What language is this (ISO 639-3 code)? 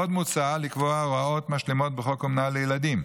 heb